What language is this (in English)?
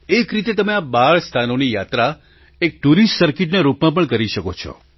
Gujarati